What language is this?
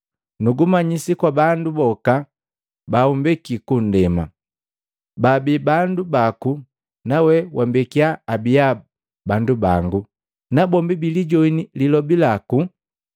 Matengo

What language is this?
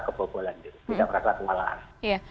Indonesian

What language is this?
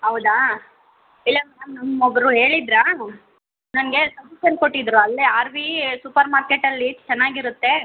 Kannada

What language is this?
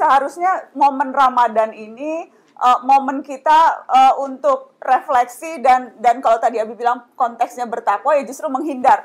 Indonesian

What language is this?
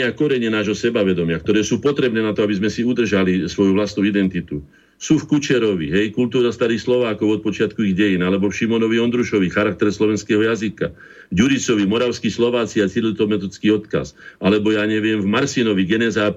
Slovak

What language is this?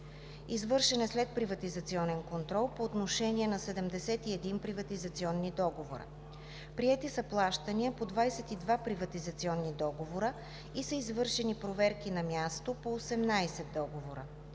Bulgarian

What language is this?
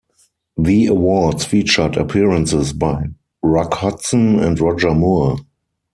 English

